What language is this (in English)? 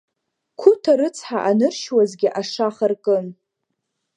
Abkhazian